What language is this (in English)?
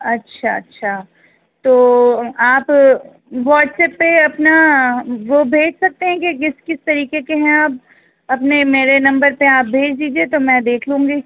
Urdu